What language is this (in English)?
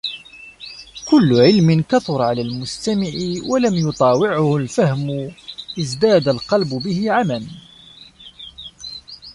Arabic